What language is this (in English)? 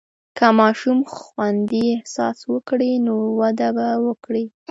Pashto